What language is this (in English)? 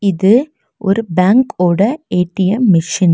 Tamil